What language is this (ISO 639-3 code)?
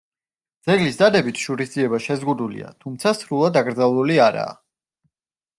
kat